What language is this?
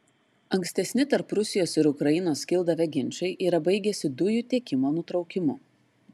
Lithuanian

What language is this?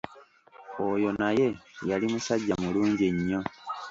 Ganda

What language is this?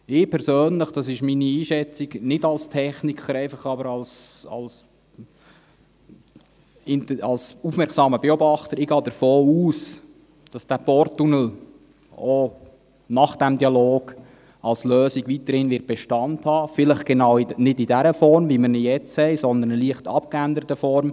Swiss German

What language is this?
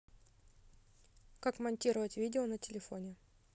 Russian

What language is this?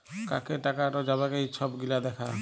Bangla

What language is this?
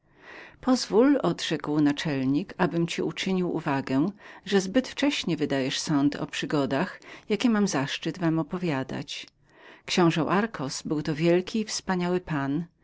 Polish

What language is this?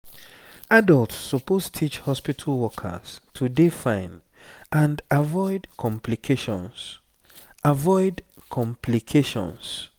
Nigerian Pidgin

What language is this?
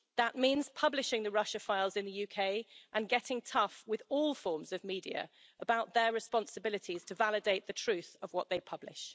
English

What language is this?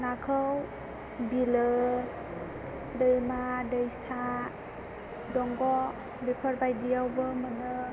Bodo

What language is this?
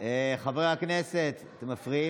Hebrew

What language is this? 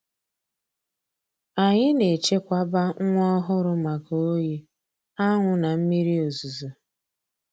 Igbo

